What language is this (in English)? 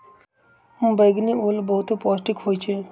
Magahi